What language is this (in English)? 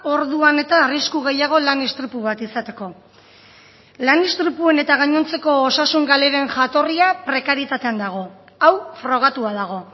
Basque